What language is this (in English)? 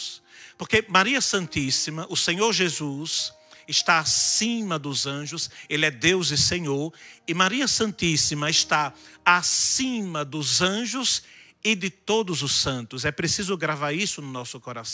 Portuguese